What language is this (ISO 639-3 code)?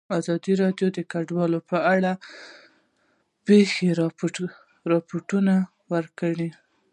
pus